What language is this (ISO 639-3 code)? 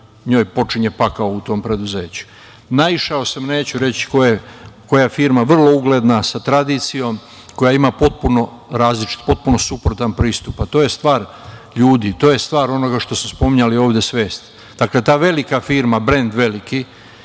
srp